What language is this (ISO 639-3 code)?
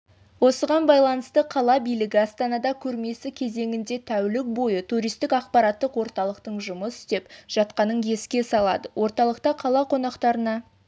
kaz